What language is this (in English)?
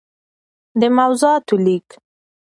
Pashto